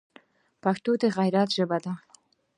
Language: Pashto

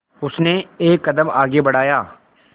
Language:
Hindi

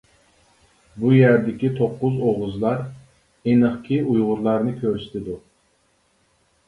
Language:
Uyghur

